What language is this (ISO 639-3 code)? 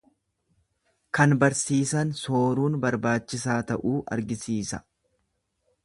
orm